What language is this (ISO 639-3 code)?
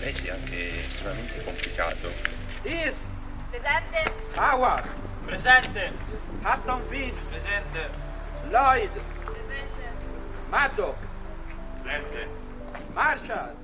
ita